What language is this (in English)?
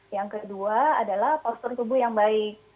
Indonesian